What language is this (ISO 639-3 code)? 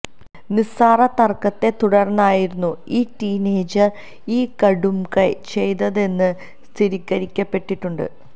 mal